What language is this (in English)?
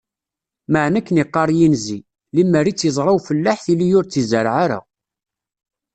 Kabyle